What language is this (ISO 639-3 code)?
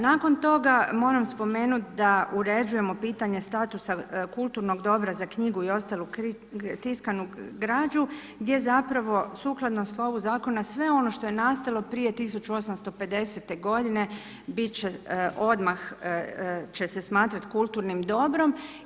hrv